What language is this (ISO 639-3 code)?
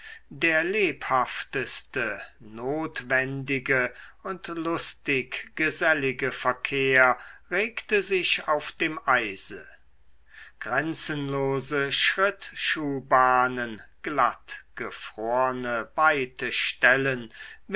deu